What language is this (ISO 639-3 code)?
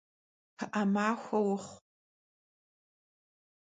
kbd